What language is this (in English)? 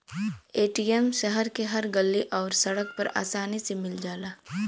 Bhojpuri